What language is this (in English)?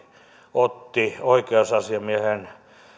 Finnish